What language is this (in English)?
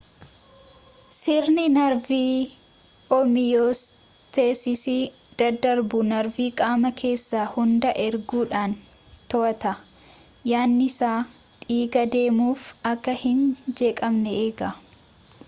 Oromo